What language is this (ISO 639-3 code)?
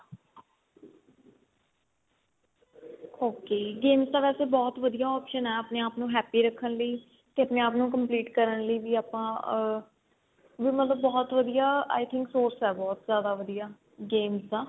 pan